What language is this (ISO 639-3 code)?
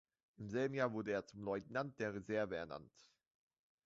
deu